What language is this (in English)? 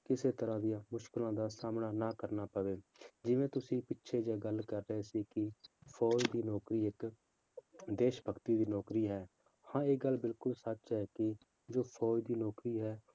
Punjabi